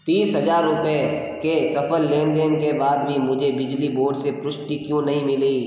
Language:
Hindi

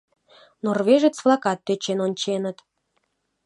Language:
Mari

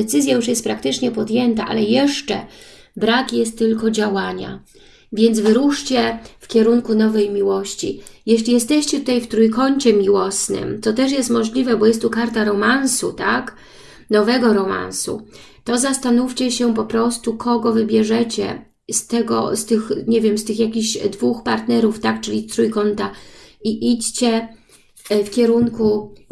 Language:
Polish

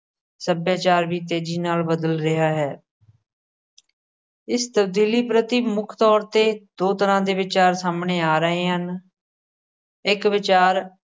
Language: Punjabi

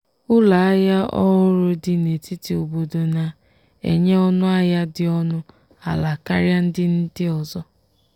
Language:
Igbo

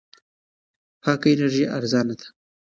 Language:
Pashto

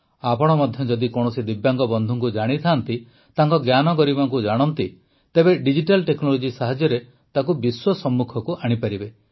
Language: Odia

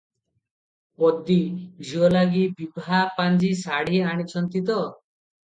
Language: Odia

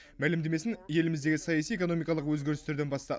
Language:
Kazakh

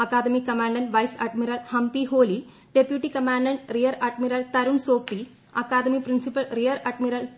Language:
Malayalam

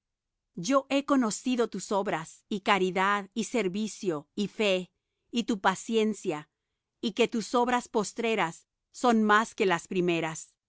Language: Spanish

